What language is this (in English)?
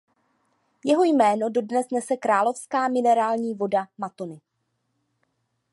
Czech